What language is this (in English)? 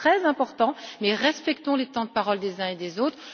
French